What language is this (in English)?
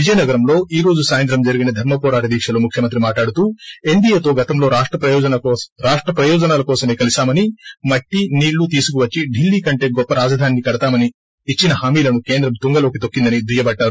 Telugu